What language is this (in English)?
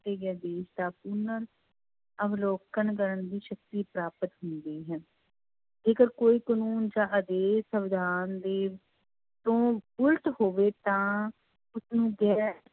Punjabi